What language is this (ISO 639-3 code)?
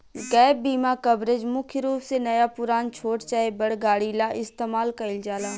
bho